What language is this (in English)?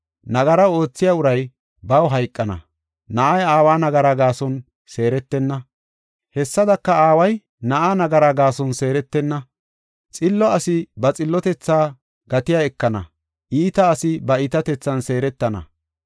Gofa